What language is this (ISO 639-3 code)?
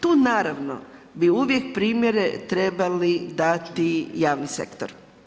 hrv